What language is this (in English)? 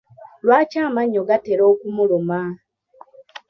Ganda